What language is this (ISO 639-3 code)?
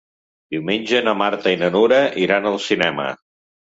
cat